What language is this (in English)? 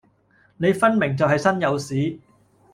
Cantonese